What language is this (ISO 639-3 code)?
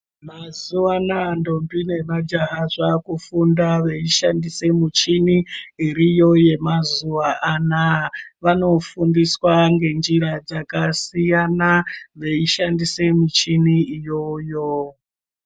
ndc